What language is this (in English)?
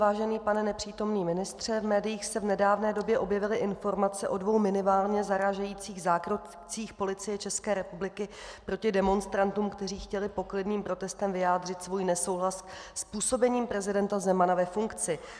Czech